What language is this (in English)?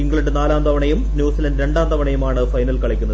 Malayalam